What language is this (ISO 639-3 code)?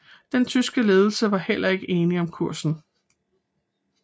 dan